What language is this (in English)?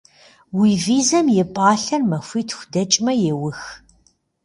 Kabardian